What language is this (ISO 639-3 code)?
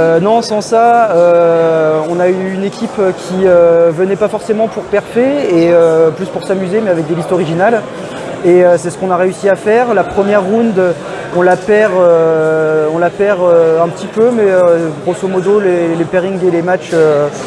fra